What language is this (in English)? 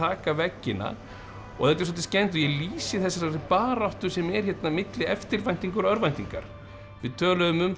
Icelandic